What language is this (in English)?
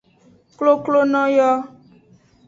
Aja (Benin)